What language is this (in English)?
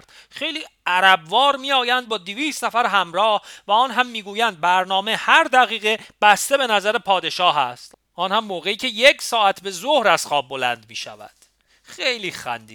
Persian